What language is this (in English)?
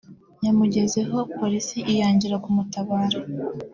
Kinyarwanda